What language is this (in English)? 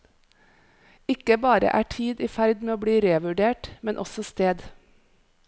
Norwegian